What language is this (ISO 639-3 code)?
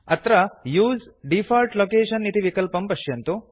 san